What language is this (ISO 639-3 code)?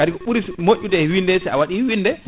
ful